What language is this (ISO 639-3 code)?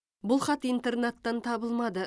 kaz